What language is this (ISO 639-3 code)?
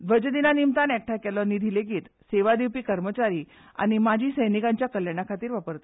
kok